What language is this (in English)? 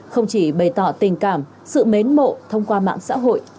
Vietnamese